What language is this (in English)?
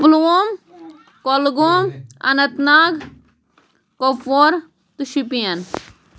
Kashmiri